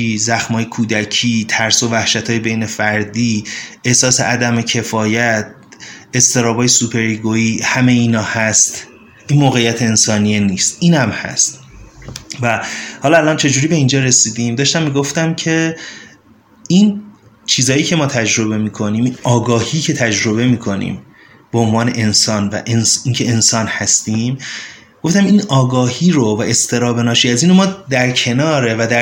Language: Persian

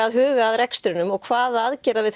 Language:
Icelandic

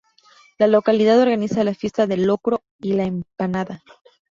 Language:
Spanish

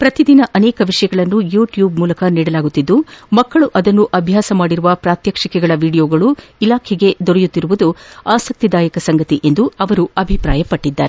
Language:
Kannada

